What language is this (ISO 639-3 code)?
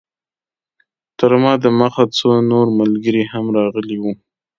pus